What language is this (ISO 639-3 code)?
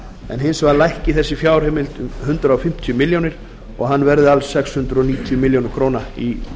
isl